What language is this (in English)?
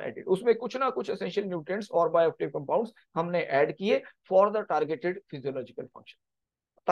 Hindi